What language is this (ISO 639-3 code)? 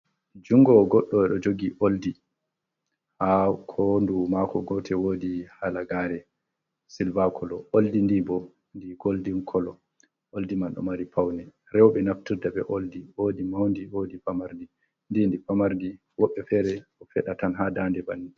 ful